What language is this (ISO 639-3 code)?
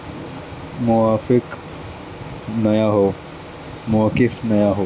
urd